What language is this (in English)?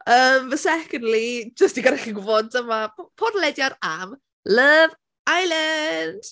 Welsh